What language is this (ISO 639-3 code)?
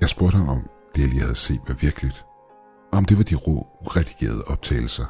dan